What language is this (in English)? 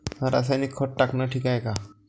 Marathi